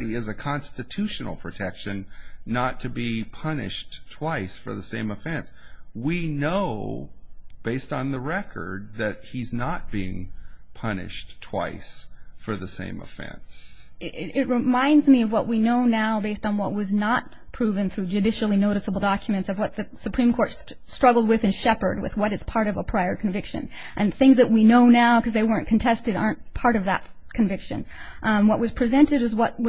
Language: English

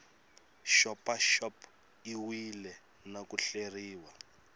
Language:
Tsonga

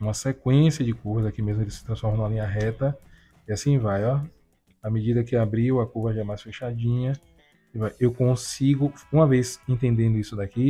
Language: Portuguese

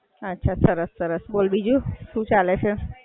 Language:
Gujarati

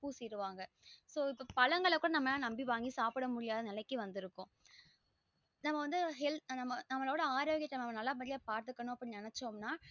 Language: Tamil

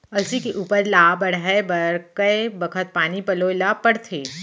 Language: Chhattisgarhi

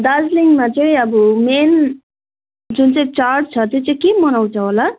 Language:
Nepali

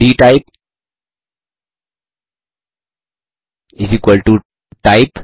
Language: Hindi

